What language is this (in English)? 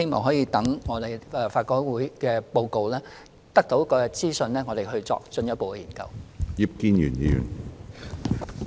Cantonese